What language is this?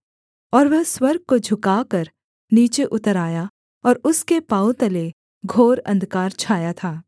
Hindi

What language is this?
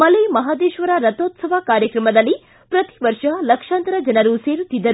Kannada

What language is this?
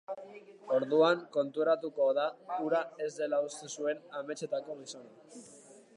Basque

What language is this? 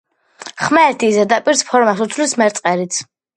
Georgian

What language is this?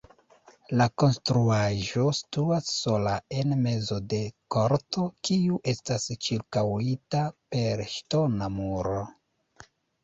Esperanto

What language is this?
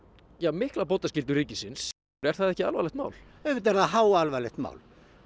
Icelandic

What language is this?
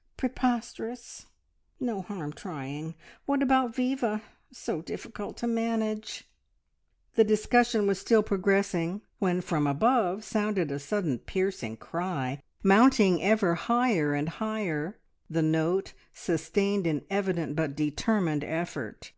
English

